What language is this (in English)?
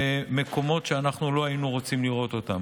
Hebrew